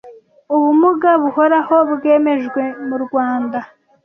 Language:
Kinyarwanda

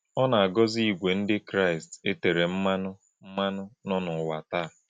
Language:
Igbo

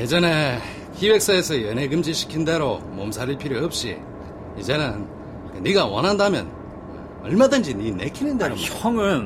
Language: Korean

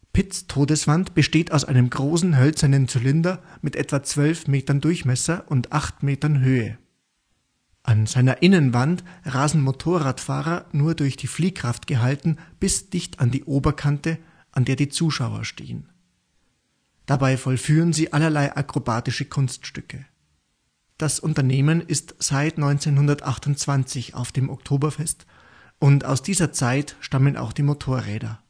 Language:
German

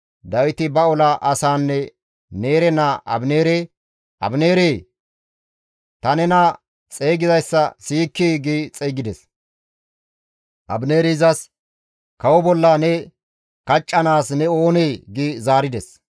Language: Gamo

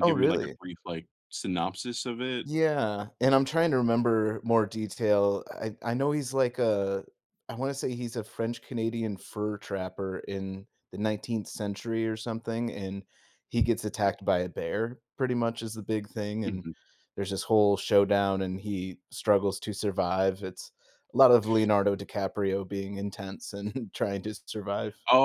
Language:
English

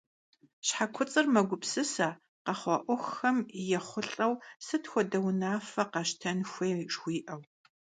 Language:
Kabardian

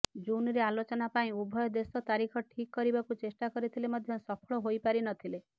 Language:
Odia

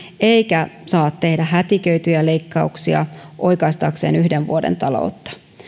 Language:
Finnish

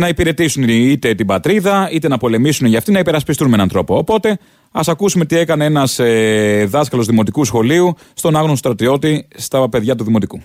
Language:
Greek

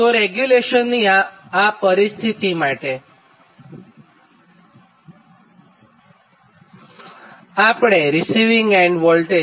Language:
Gujarati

